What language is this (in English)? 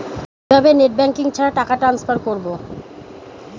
Bangla